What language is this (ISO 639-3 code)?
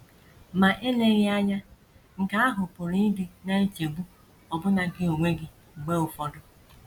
ibo